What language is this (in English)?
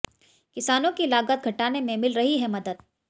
Hindi